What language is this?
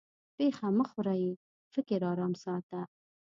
Pashto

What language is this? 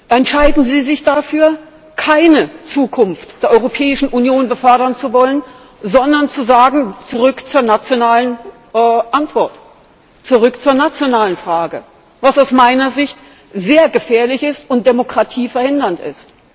German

